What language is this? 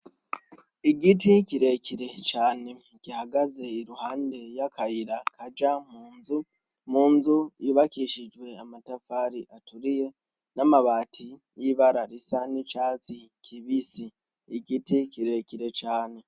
Rundi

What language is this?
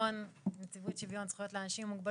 Hebrew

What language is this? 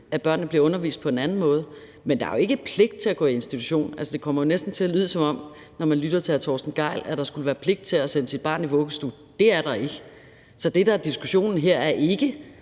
Danish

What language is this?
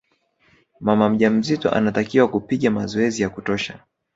Swahili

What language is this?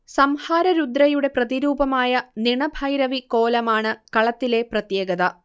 Malayalam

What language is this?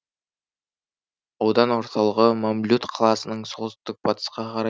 Kazakh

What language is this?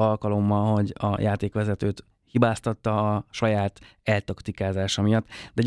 Hungarian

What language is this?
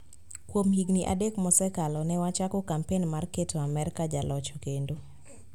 Luo (Kenya and Tanzania)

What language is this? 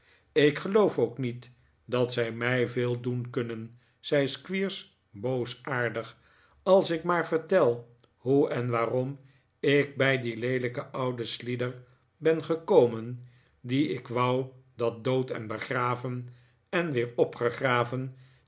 Dutch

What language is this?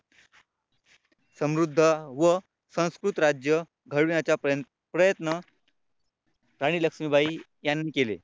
Marathi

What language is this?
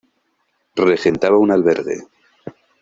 Spanish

